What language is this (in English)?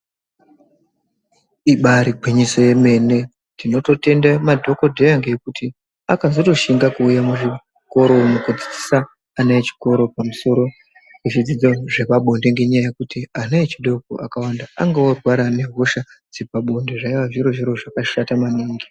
Ndau